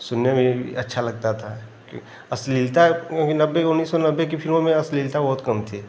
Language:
Hindi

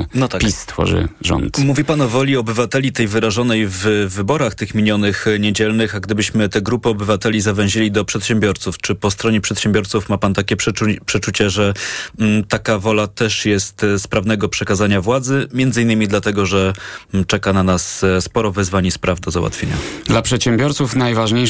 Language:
Polish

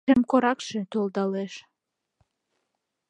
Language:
Mari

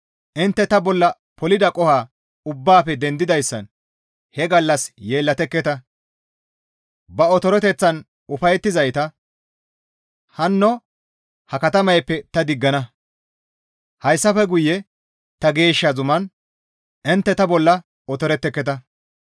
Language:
Gamo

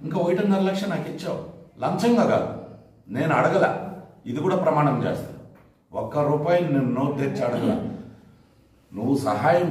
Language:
Telugu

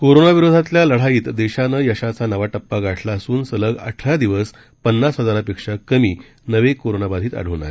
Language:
Marathi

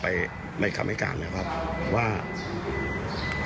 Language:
Thai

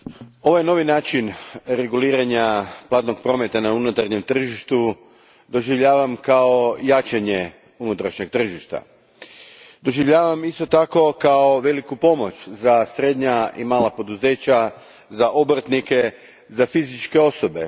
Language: Croatian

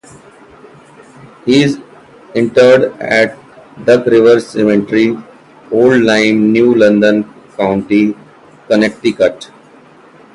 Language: English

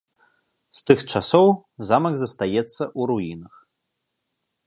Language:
Belarusian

